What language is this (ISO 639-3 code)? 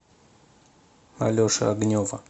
rus